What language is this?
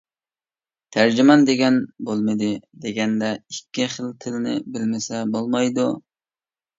Uyghur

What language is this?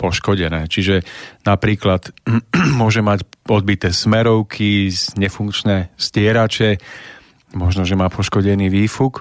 Slovak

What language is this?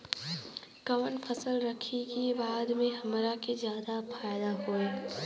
Bhojpuri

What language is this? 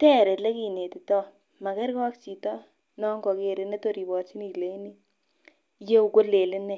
Kalenjin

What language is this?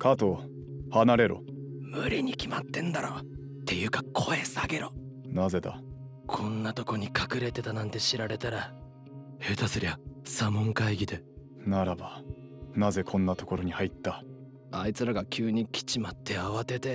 Japanese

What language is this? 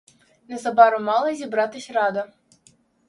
Ukrainian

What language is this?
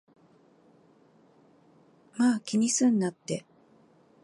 Japanese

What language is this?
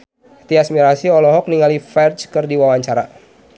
Sundanese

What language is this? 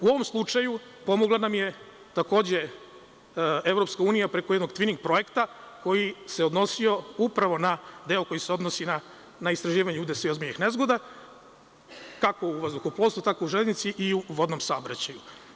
Serbian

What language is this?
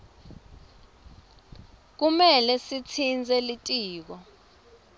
Swati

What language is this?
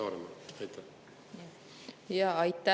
Estonian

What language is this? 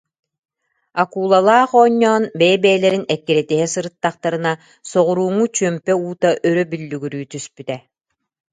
Yakut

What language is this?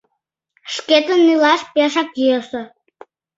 Mari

